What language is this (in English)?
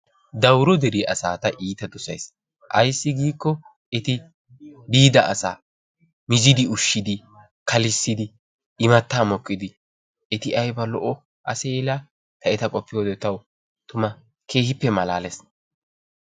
Wolaytta